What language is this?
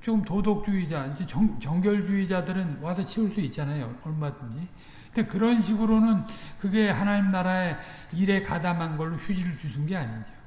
Korean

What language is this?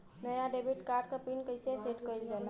Bhojpuri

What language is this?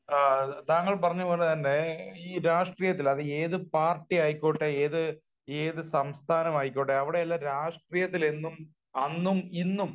Malayalam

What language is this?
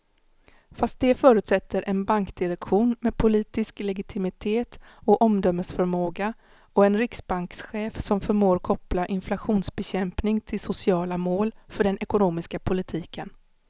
Swedish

